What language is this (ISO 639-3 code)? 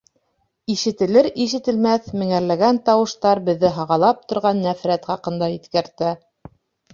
bak